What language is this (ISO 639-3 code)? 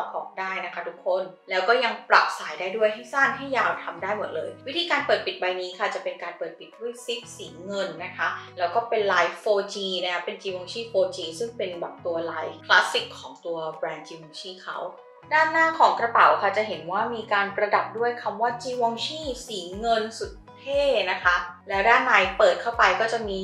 tha